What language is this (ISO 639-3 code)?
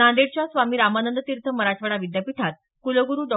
mar